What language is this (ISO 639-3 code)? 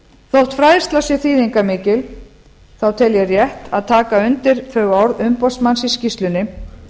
isl